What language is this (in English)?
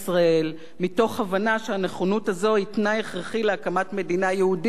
Hebrew